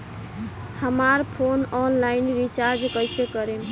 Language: Bhojpuri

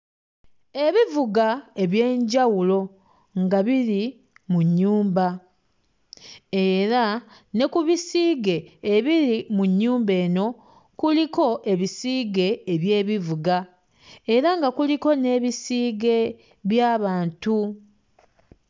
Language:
Ganda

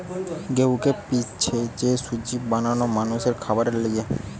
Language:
Bangla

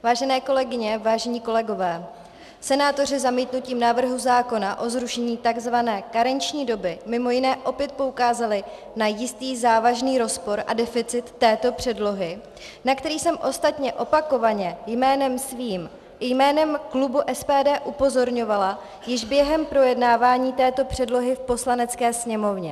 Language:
Czech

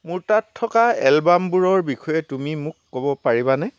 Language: Assamese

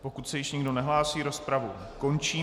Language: Czech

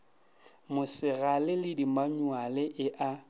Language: Northern Sotho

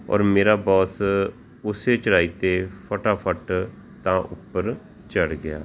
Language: Punjabi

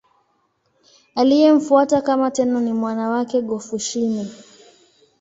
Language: Swahili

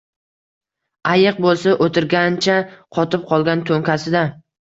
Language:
Uzbek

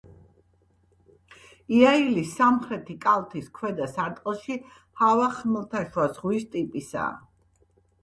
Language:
Georgian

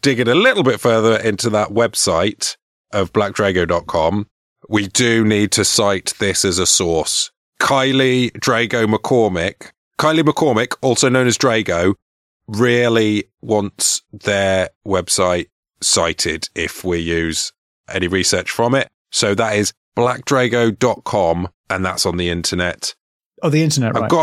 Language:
English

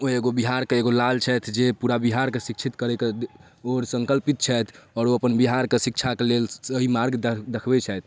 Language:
Maithili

